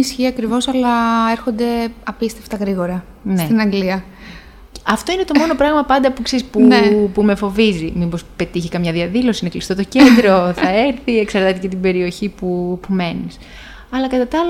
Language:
Greek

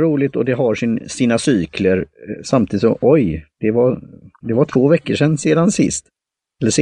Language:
Swedish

